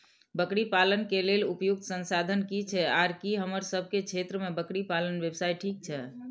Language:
Maithili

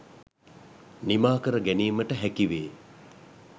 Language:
Sinhala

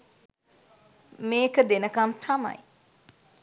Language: Sinhala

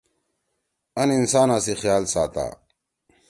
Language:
Torwali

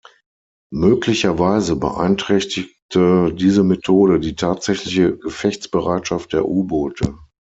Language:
German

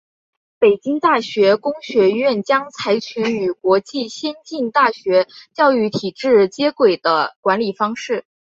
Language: Chinese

